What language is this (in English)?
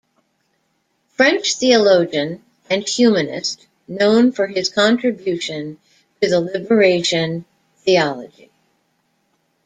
English